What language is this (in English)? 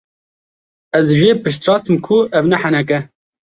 Kurdish